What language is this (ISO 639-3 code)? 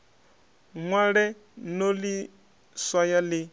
ven